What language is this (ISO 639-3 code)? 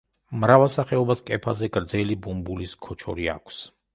kat